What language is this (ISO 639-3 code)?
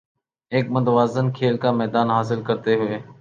urd